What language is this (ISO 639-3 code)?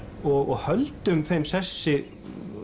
isl